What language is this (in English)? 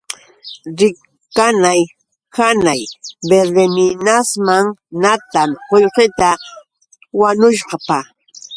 Yauyos Quechua